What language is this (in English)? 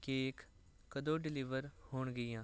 Punjabi